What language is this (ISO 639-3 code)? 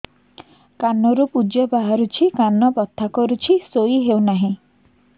ori